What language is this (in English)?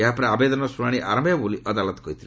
Odia